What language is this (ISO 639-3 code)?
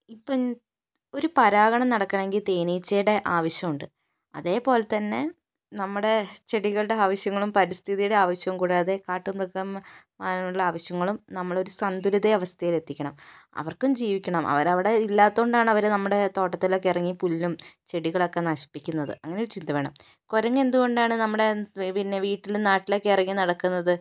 mal